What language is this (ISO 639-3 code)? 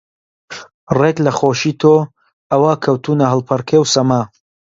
ckb